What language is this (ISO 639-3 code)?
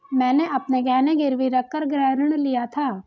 hin